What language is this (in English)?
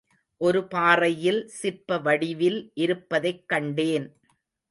Tamil